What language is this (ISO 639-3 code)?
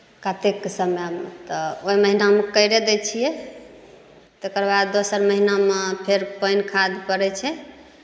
mai